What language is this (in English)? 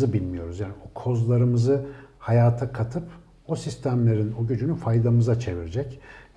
Turkish